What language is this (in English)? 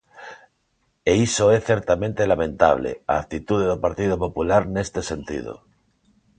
Galician